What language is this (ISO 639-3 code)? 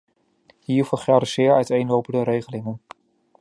nld